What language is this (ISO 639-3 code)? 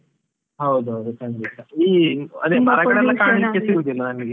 kan